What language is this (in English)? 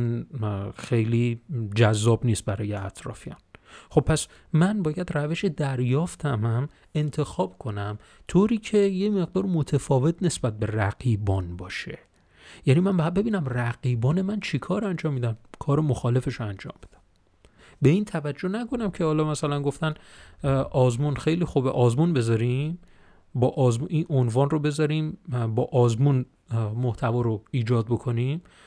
Persian